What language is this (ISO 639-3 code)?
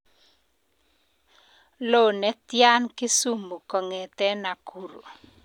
kln